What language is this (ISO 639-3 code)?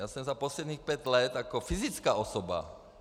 ces